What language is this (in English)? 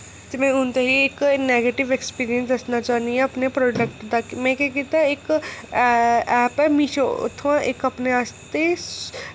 Dogri